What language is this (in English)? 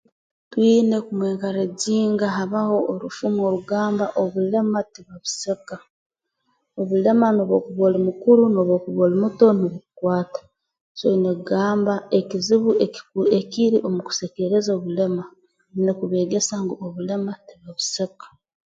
Tooro